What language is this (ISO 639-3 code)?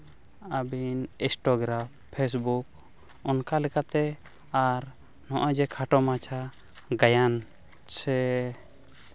sat